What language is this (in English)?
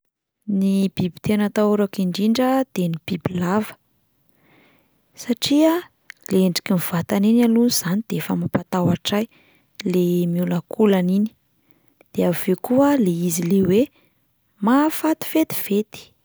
Malagasy